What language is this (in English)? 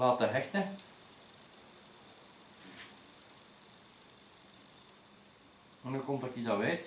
Dutch